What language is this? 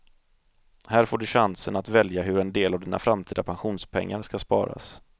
Swedish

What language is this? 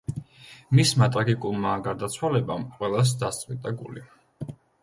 Georgian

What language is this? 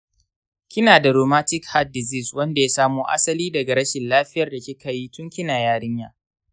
Hausa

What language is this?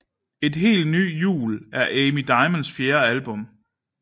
Danish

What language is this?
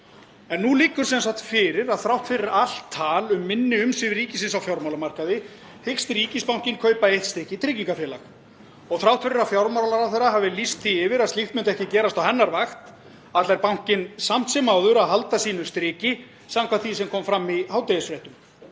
Icelandic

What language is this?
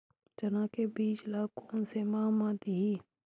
Chhattisgarhi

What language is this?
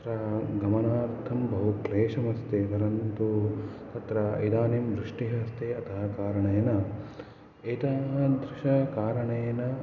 Sanskrit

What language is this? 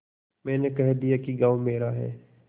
Hindi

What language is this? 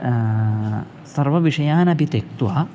Sanskrit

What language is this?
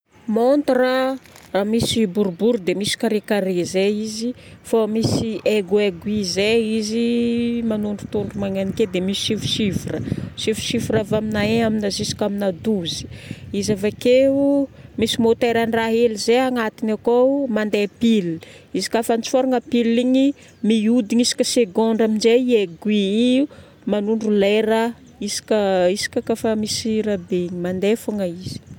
Northern Betsimisaraka Malagasy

